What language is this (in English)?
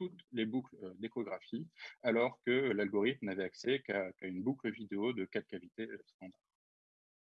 French